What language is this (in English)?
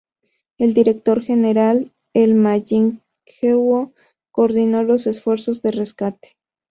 Spanish